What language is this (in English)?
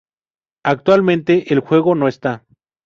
Spanish